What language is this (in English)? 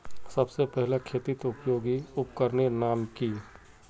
Magahi